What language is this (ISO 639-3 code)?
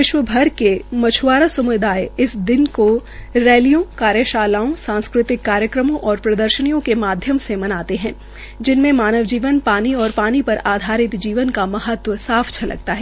hin